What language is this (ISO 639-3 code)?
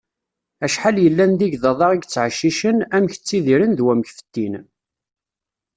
kab